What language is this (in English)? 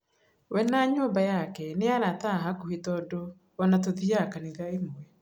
Kikuyu